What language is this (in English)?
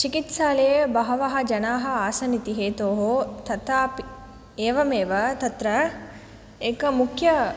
Sanskrit